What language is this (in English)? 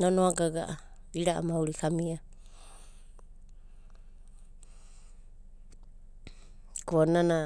Abadi